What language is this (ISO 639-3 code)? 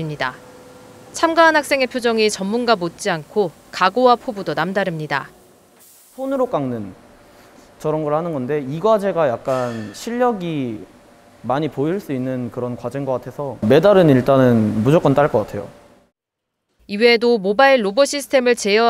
kor